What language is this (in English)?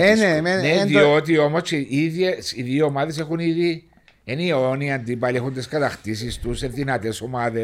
Greek